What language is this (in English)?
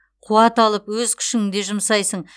Kazakh